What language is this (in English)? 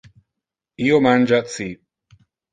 Interlingua